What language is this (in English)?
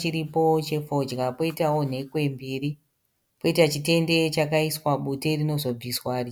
Shona